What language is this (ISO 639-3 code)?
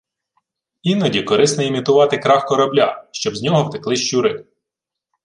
ukr